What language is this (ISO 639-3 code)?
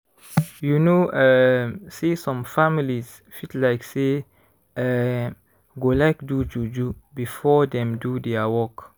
pcm